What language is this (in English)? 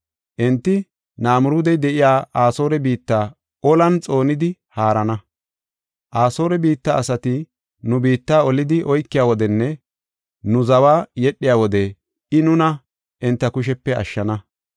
Gofa